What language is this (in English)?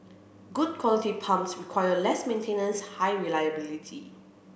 English